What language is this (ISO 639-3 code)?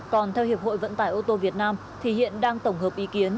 vie